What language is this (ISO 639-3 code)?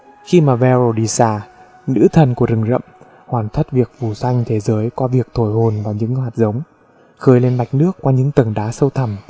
vie